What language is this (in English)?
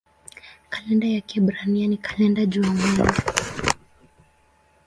Swahili